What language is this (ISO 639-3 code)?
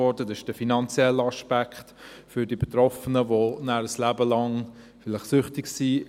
gsw